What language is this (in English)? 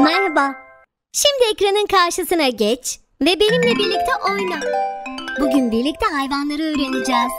Turkish